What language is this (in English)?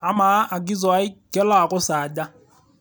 Masai